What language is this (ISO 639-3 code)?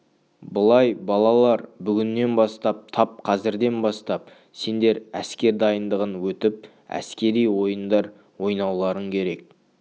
kaz